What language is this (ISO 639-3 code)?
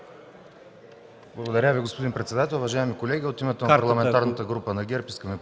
bul